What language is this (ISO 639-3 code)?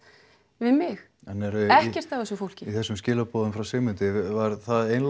isl